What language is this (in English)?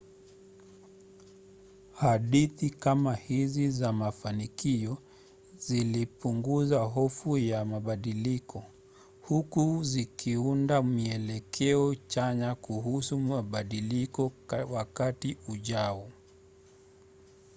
Swahili